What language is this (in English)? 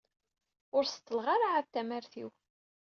Kabyle